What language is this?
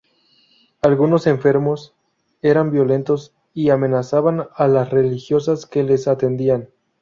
Spanish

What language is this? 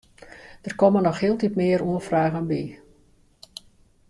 Western Frisian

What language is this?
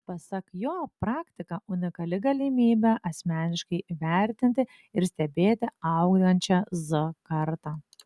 Lithuanian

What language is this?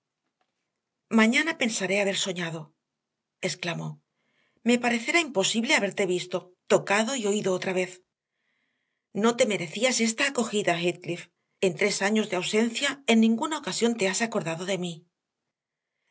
Spanish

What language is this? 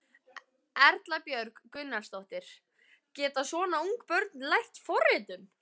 Icelandic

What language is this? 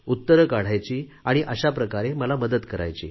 Marathi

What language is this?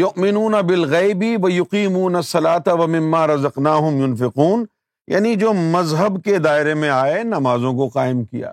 Urdu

